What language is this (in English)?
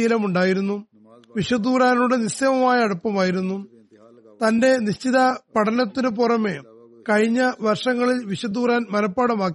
Malayalam